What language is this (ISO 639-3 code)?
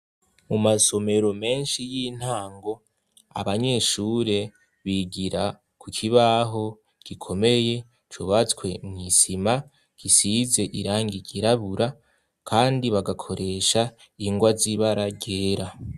run